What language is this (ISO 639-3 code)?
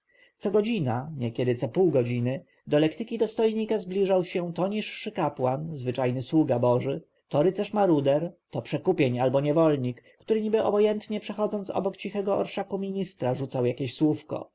pol